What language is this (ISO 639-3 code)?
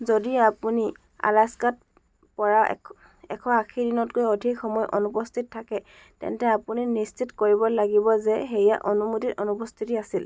asm